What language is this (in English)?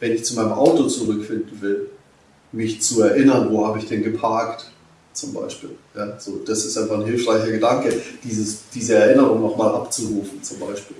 German